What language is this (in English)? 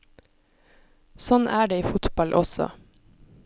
Norwegian